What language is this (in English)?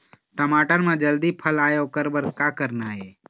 Chhattisgarhi